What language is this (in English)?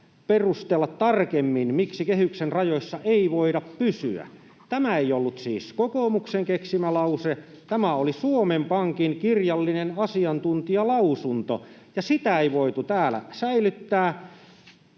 Finnish